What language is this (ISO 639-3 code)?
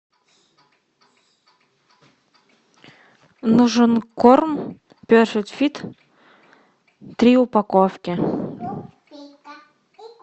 rus